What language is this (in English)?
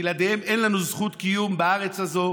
Hebrew